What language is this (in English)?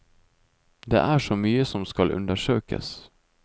Norwegian